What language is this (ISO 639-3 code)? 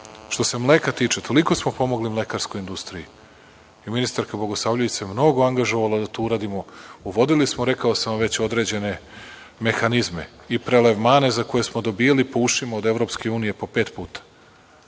srp